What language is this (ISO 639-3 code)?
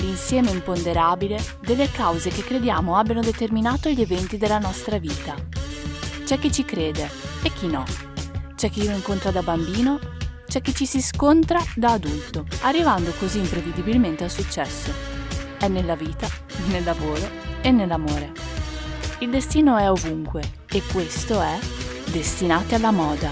ita